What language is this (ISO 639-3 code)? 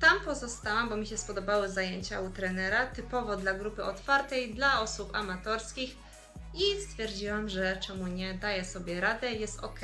pol